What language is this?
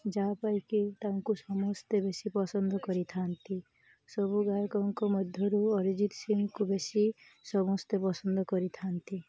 Odia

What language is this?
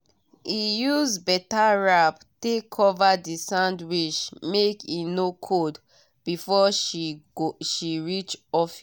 Nigerian Pidgin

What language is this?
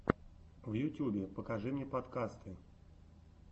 Russian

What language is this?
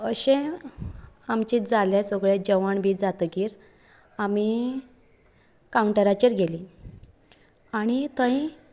Konkani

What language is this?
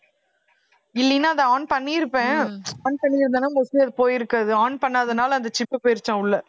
Tamil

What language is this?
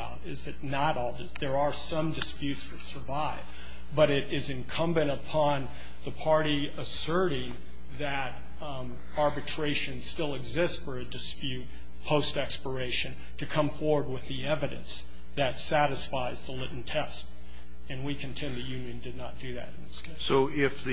English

